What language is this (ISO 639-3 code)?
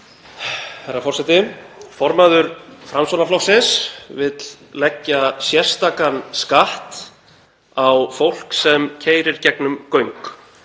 isl